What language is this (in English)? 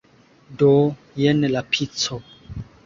Esperanto